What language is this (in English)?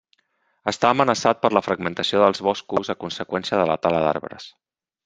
Catalan